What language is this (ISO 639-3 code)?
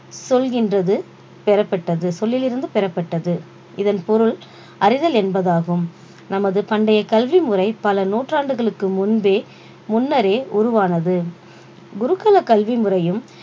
tam